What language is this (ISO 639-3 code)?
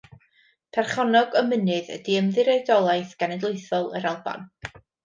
cym